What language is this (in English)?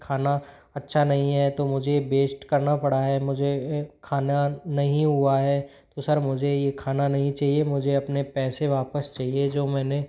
Hindi